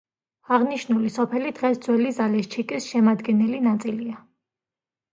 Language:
Georgian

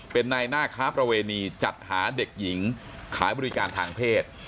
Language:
Thai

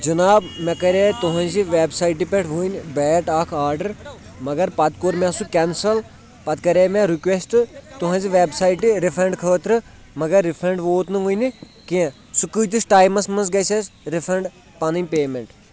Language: Kashmiri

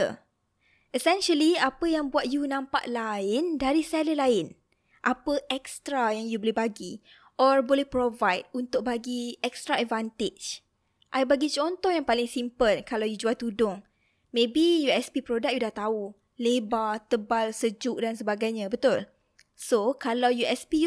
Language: Malay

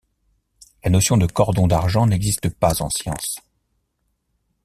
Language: French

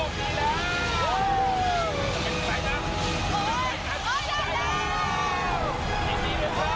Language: Thai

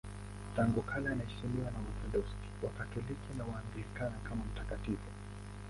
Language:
Swahili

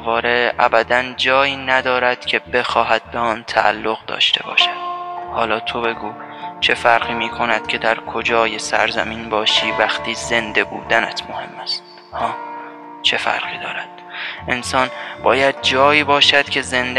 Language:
Persian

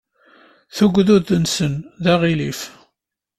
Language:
Kabyle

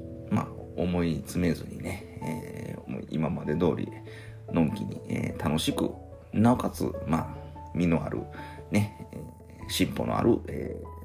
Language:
Japanese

